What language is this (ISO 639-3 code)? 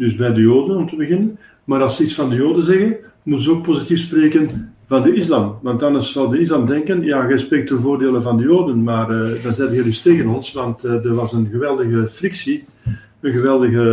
nld